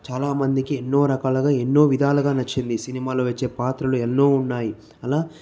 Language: Telugu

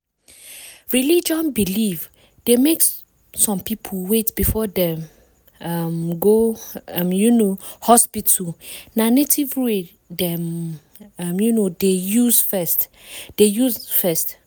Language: Nigerian Pidgin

